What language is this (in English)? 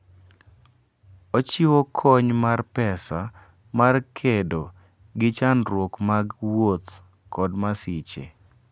Luo (Kenya and Tanzania)